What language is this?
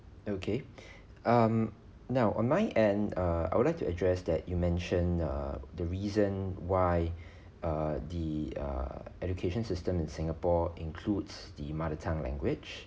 English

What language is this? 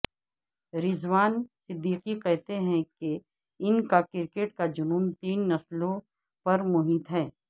Urdu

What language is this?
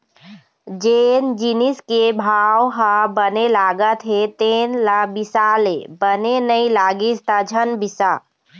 Chhattisgarhi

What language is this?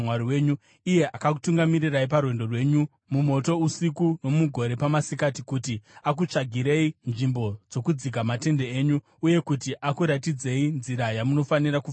Shona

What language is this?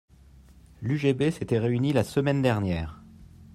French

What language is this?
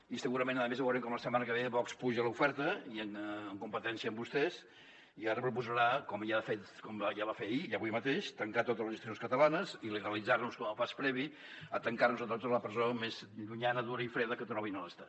Catalan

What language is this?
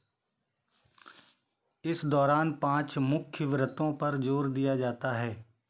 Hindi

